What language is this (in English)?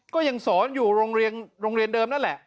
Thai